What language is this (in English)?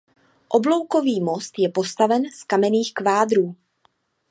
Czech